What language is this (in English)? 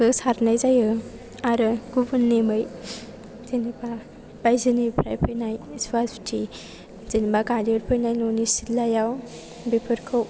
Bodo